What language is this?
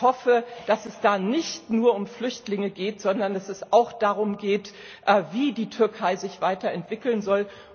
German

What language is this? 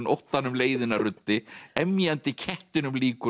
Icelandic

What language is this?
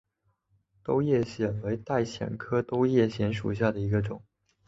Chinese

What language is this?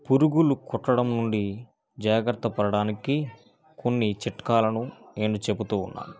Telugu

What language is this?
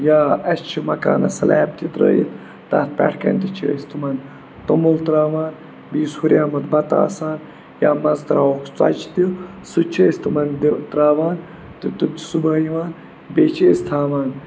Kashmiri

